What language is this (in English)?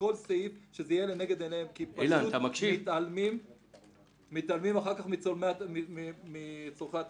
Hebrew